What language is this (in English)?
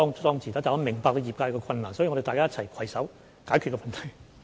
Cantonese